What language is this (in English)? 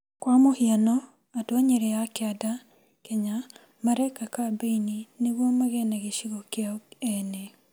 Kikuyu